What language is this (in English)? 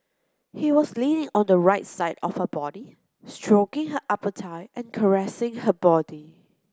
English